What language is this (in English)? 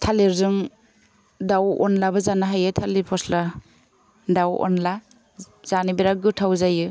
Bodo